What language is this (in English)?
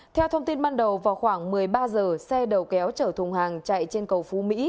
Vietnamese